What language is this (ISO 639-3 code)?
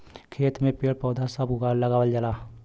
bho